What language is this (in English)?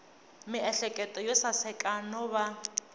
Tsonga